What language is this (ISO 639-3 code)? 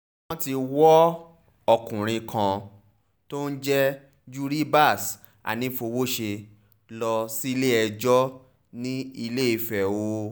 yor